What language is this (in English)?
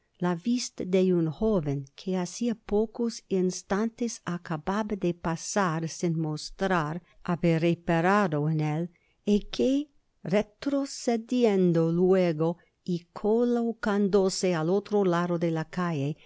Spanish